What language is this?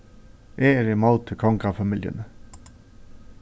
Faroese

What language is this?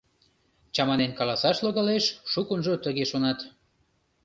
Mari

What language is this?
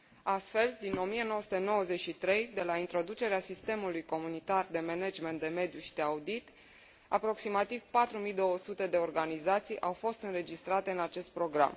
Romanian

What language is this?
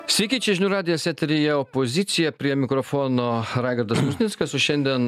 Lithuanian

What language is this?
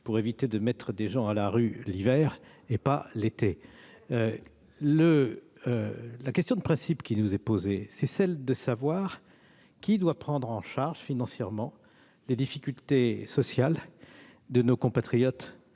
French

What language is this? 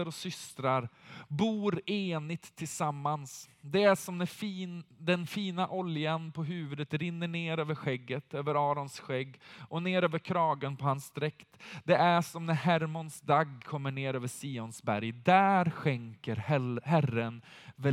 Swedish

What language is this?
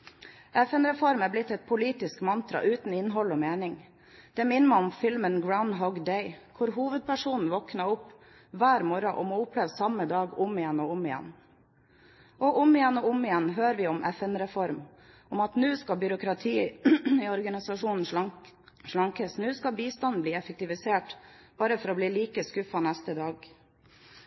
Norwegian Bokmål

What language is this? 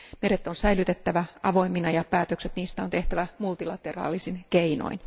Finnish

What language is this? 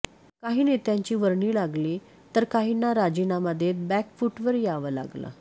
Marathi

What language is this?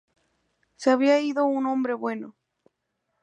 Spanish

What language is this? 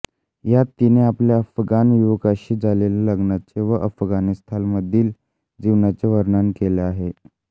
Marathi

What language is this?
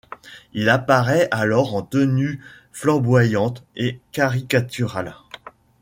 French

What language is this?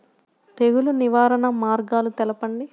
Telugu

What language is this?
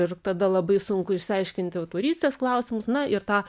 Lithuanian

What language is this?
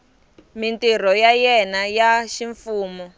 Tsonga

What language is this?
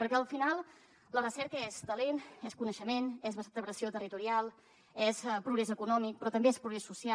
Catalan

